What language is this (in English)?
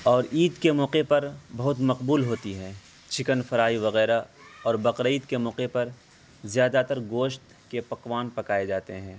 Urdu